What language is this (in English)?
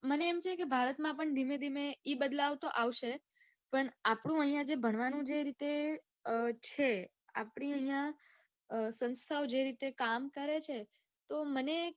Gujarati